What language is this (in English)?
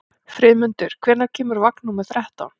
Icelandic